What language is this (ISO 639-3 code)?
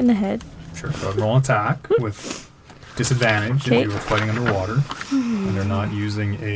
eng